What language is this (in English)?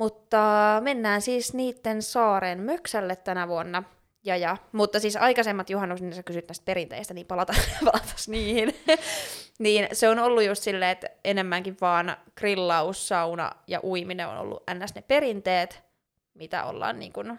Finnish